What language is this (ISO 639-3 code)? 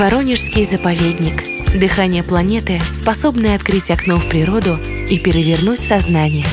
rus